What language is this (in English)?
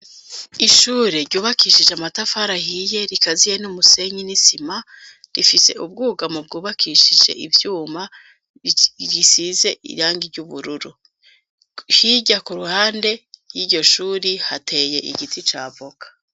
Rundi